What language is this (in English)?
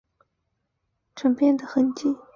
Chinese